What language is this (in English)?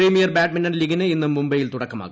Malayalam